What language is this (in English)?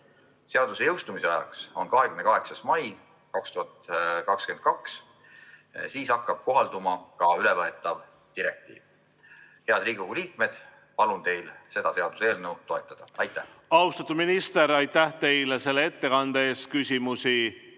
Estonian